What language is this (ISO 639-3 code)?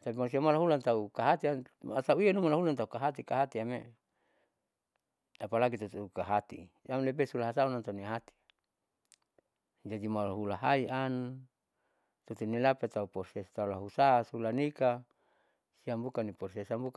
sau